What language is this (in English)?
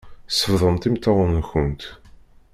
Kabyle